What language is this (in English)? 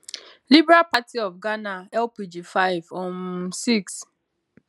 Nigerian Pidgin